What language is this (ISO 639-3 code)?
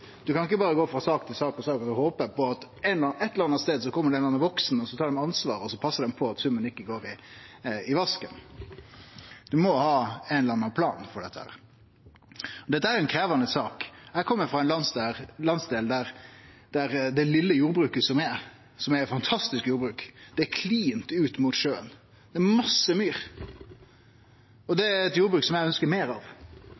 nno